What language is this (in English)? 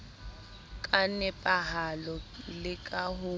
Southern Sotho